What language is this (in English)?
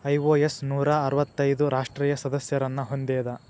Kannada